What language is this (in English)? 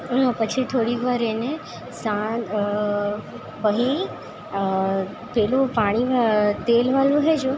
Gujarati